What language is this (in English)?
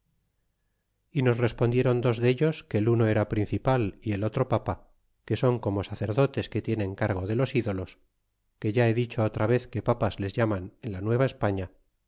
Spanish